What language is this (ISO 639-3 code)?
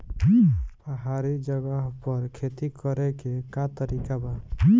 bho